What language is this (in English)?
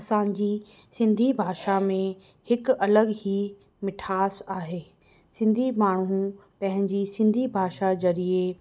Sindhi